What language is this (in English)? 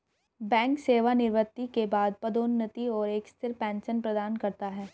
Hindi